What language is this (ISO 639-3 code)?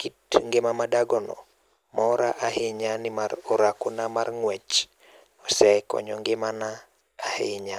luo